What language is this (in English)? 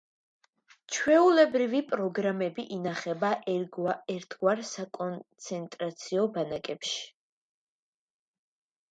Georgian